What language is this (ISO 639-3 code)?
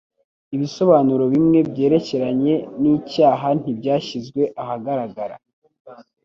kin